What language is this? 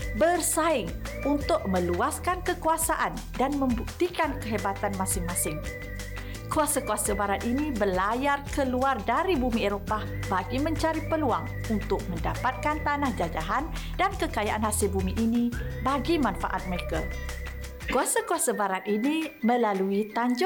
Malay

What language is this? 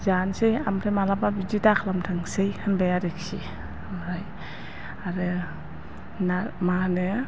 Bodo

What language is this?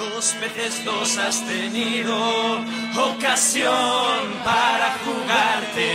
Italian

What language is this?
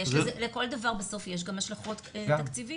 Hebrew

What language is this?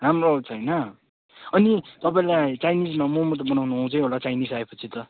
Nepali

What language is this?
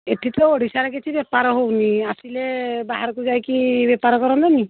Odia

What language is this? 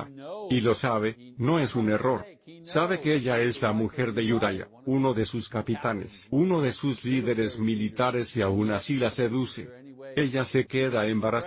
Spanish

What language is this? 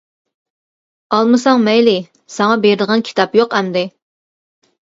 Uyghur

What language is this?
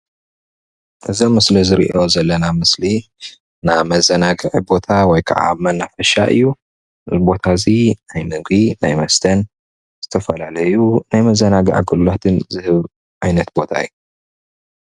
Tigrinya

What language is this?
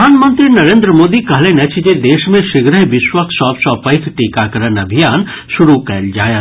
Maithili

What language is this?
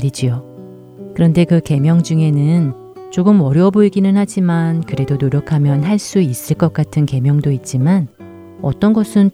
Korean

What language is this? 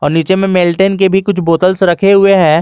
Hindi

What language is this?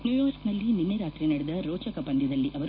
Kannada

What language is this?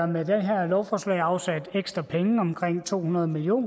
Danish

